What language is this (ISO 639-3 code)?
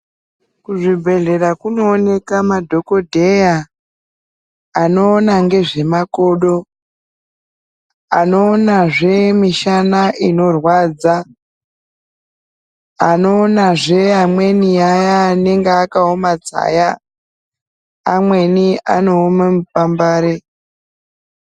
ndc